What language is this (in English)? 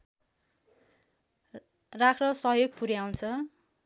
Nepali